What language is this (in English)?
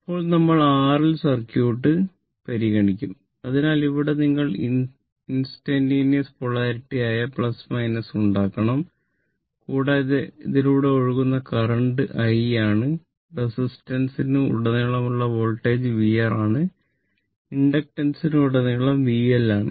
Malayalam